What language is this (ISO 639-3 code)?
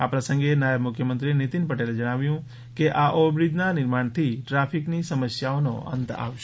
guj